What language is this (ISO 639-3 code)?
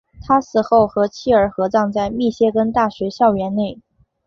zho